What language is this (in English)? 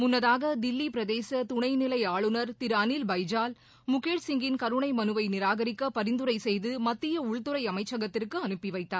Tamil